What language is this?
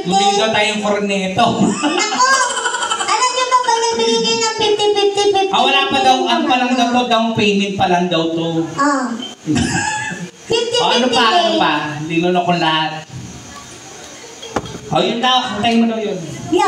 Filipino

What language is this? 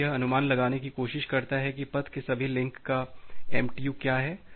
Hindi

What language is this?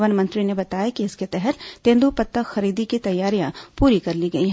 Hindi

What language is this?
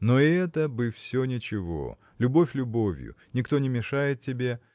Russian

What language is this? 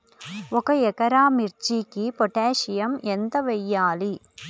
Telugu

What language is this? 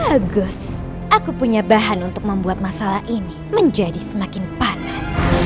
Indonesian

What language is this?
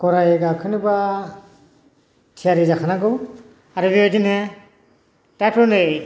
Bodo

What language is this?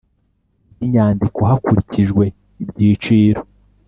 Kinyarwanda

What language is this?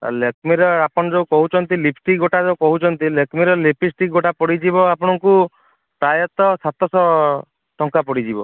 Odia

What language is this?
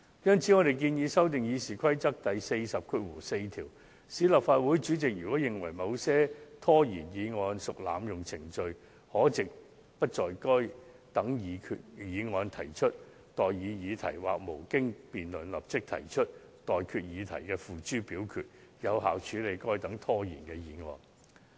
Cantonese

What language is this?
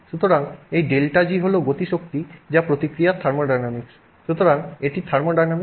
Bangla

